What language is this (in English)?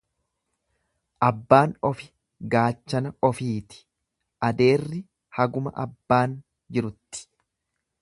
Oromo